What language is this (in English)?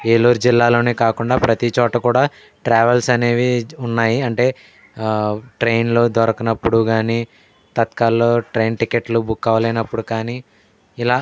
Telugu